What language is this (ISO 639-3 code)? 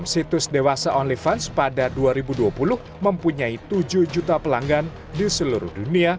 ind